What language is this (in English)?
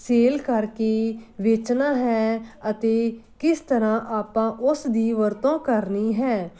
Punjabi